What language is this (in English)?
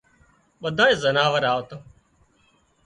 Wadiyara Koli